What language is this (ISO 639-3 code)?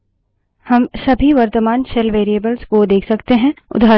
hin